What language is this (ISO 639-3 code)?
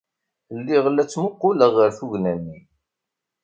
kab